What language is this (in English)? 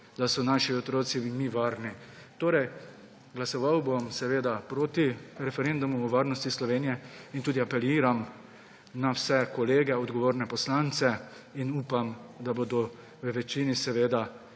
Slovenian